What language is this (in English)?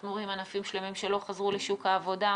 Hebrew